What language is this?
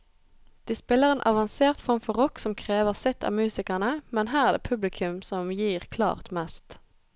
Norwegian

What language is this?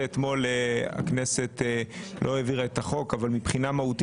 Hebrew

